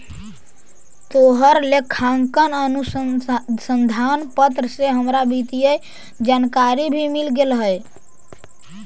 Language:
Magahi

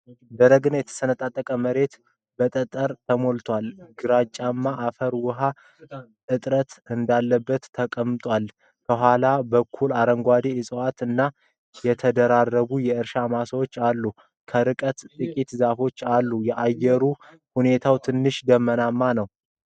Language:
Amharic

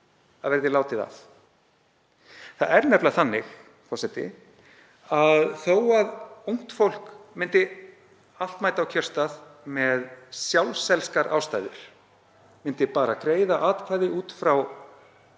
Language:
Icelandic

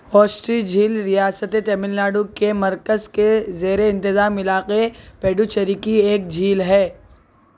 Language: Urdu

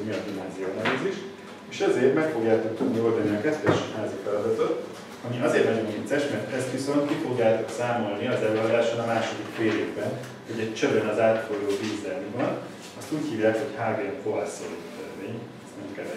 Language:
Hungarian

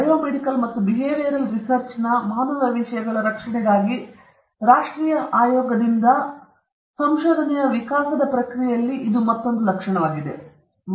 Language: Kannada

